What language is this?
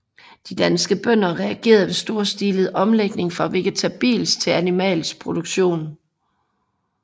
Danish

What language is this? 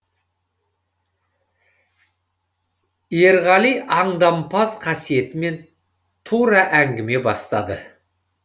Kazakh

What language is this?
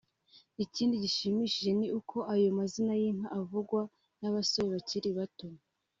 Kinyarwanda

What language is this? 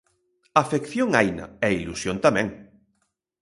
Galician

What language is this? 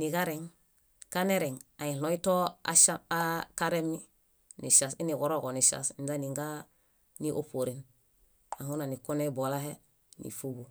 Bayot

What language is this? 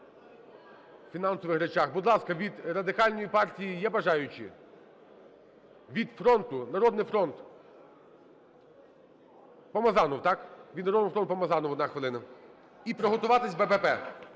Ukrainian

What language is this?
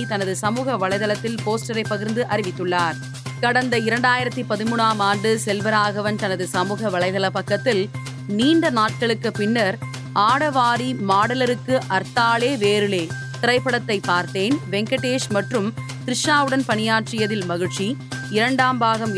Tamil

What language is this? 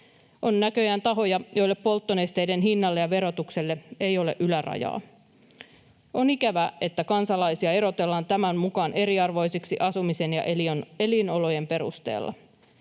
Finnish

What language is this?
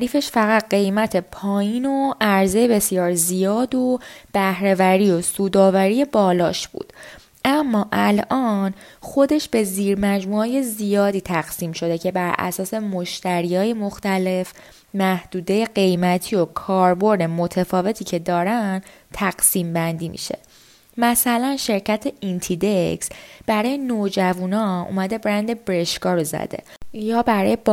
Persian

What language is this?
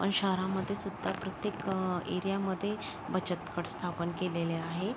Marathi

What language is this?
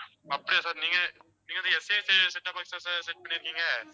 Tamil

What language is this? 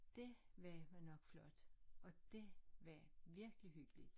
Danish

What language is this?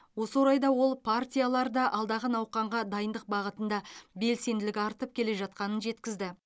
Kazakh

